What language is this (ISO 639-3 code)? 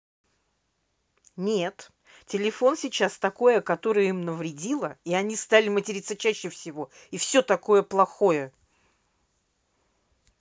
rus